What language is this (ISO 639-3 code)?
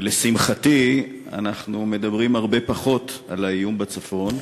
heb